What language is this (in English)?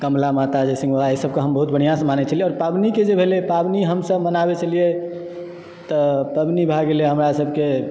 Maithili